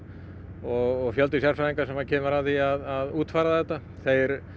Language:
Icelandic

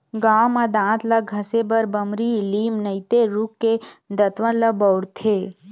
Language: Chhattisgarhi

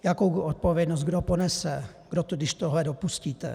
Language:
Czech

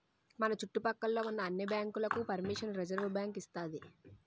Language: Telugu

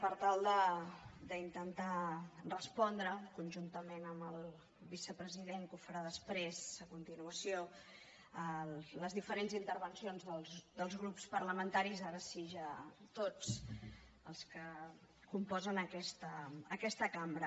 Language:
Catalan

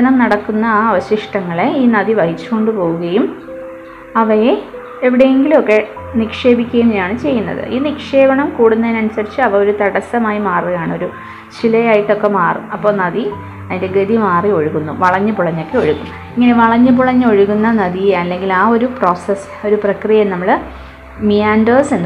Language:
Malayalam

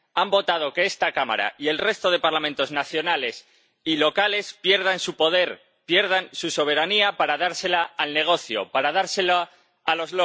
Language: Spanish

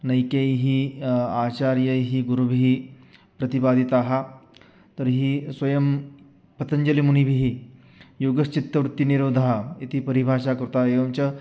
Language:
Sanskrit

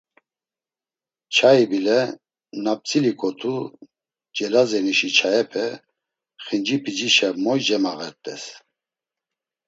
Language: Laz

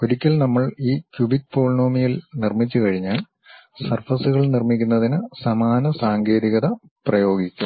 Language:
Malayalam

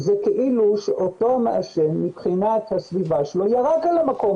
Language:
Hebrew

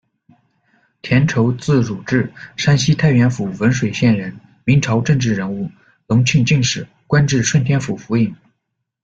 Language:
Chinese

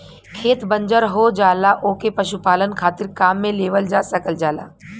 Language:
Bhojpuri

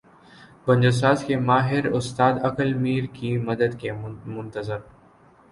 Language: Urdu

